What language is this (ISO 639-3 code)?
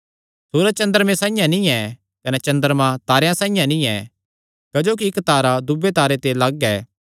xnr